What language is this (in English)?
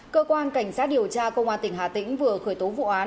Vietnamese